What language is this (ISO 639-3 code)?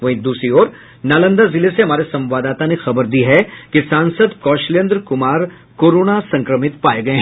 hin